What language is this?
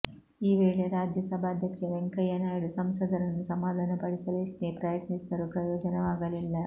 Kannada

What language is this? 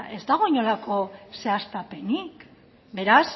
Basque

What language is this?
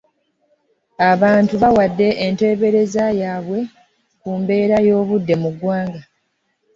Ganda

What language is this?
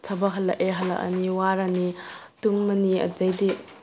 Manipuri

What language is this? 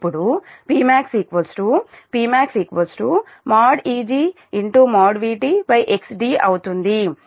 Telugu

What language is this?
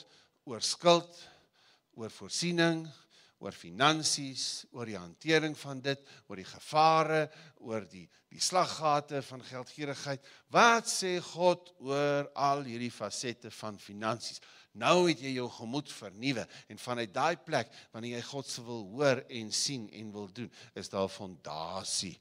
Dutch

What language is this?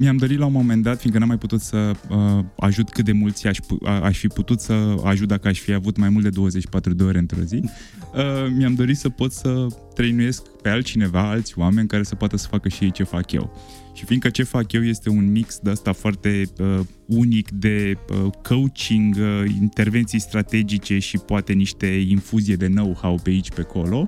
Romanian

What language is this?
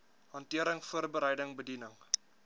Afrikaans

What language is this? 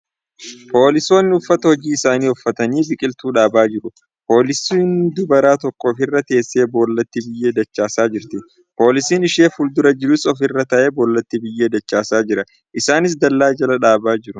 Oromo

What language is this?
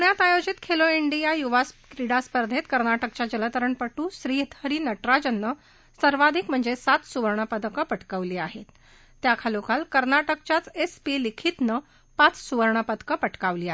Marathi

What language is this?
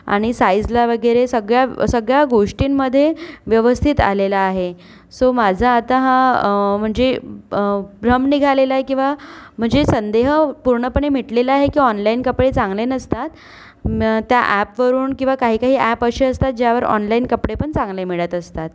Marathi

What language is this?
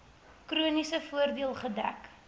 Afrikaans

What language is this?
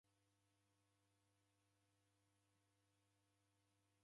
Taita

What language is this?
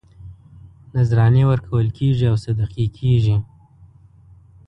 Pashto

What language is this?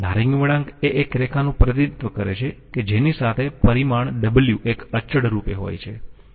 Gujarati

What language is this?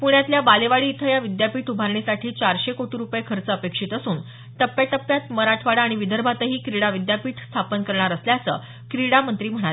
Marathi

